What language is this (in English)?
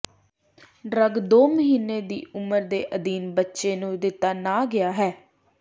Punjabi